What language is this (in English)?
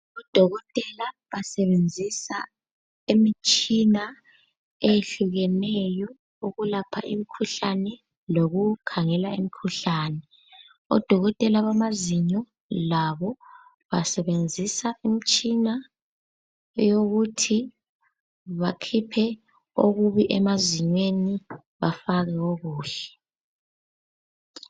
North Ndebele